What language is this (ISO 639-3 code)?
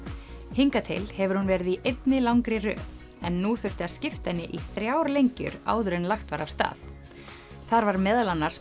isl